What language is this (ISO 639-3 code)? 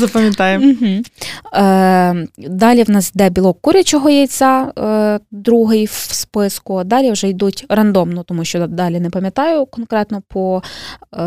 ukr